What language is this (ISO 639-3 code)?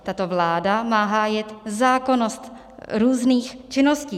ces